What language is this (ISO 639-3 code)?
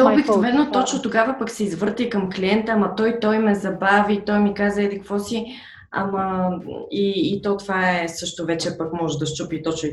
bul